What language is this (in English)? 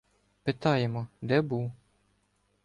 Ukrainian